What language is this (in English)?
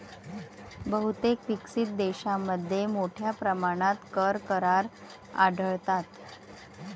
Marathi